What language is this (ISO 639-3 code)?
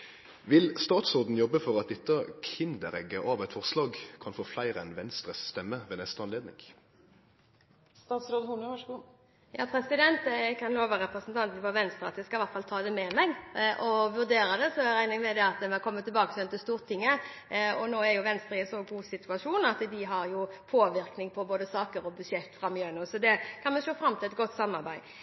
nor